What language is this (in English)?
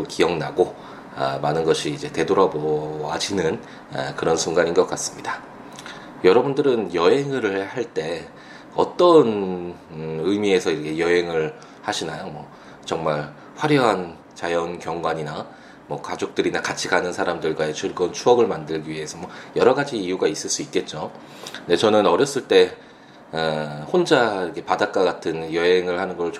Korean